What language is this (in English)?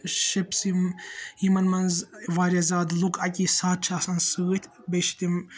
Kashmiri